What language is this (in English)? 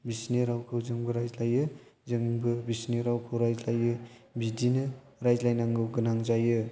Bodo